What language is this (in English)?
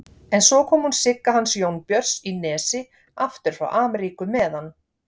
Icelandic